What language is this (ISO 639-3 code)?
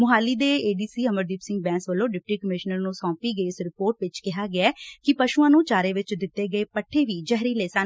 pan